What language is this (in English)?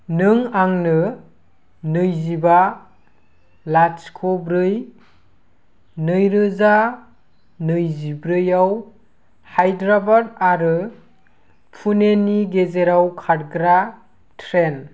Bodo